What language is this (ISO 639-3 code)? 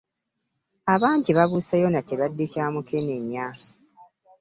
lug